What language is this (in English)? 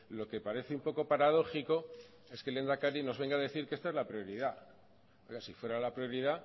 Spanish